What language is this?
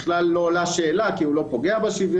Hebrew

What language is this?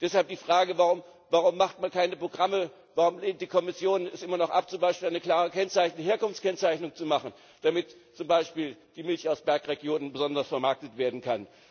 German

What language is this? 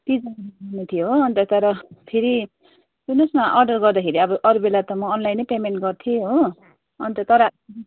Nepali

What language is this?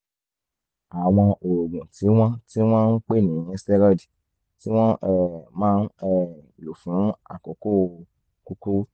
Yoruba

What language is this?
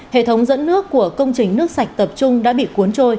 Vietnamese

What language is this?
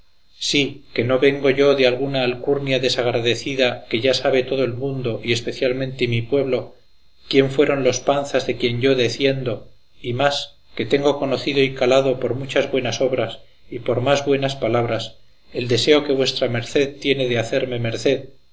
Spanish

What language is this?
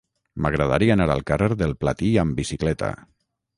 Catalan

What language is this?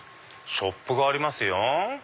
Japanese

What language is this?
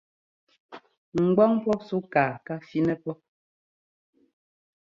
Ngomba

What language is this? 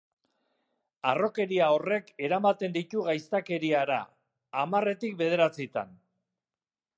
Basque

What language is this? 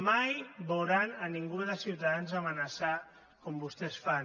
Catalan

